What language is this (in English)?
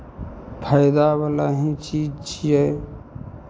Maithili